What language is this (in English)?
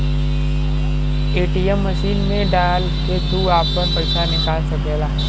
Bhojpuri